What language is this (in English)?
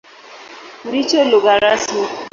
Swahili